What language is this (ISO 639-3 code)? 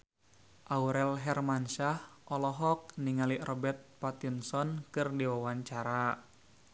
sun